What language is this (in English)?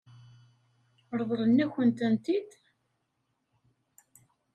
Kabyle